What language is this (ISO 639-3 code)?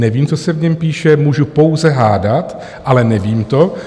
ces